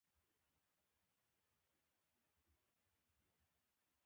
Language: Pashto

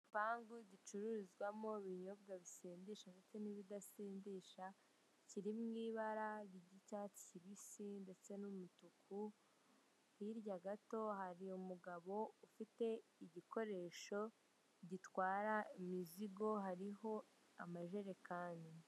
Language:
Kinyarwanda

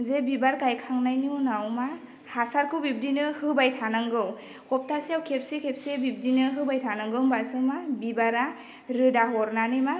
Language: Bodo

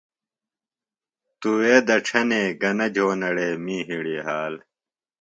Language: Phalura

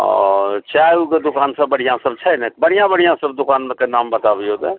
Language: Maithili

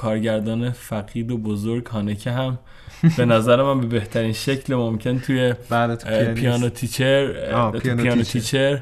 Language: Persian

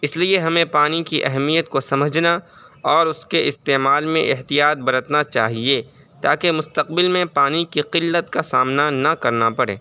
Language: Urdu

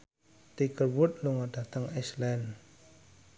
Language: Javanese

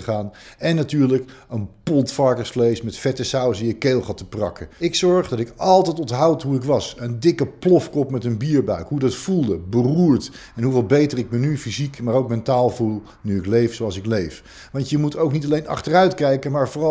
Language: Dutch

